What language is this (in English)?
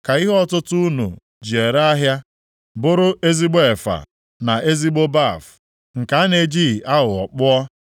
Igbo